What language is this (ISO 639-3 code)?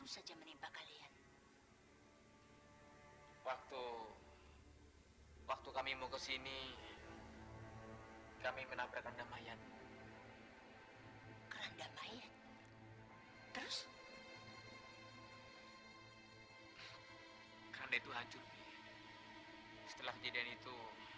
ind